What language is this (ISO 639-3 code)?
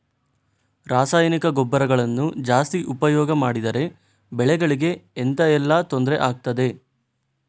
kan